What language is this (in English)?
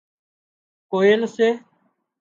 Wadiyara Koli